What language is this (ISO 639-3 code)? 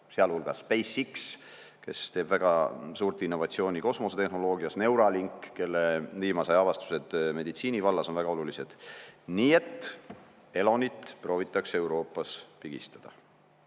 est